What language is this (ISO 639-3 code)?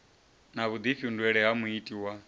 ven